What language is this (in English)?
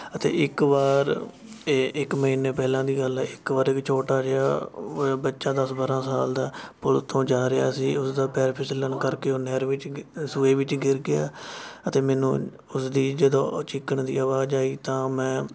Punjabi